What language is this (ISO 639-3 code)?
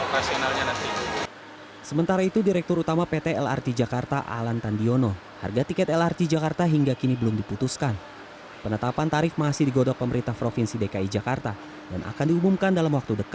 ind